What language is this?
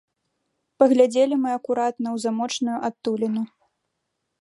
Belarusian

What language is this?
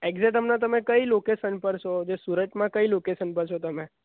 Gujarati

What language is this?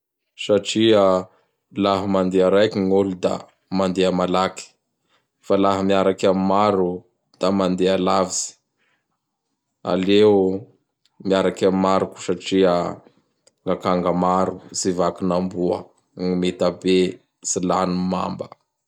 Bara Malagasy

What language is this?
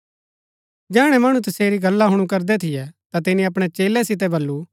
Gaddi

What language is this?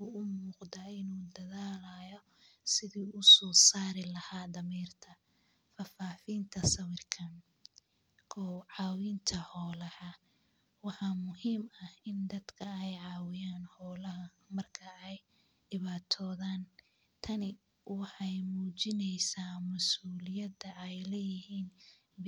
Somali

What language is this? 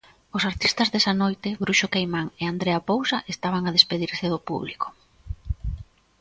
Galician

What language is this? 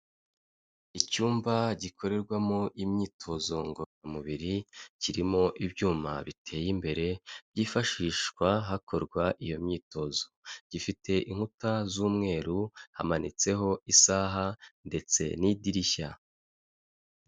Kinyarwanda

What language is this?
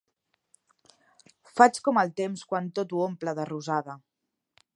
Catalan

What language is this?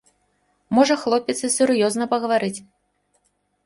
Belarusian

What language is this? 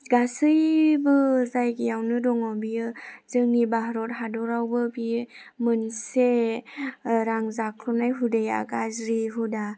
Bodo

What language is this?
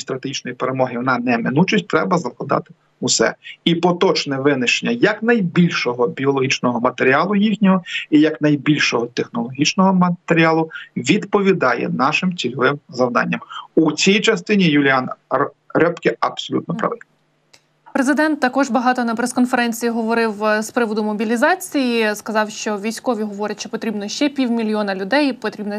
Ukrainian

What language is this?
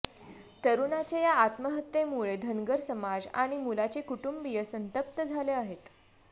Marathi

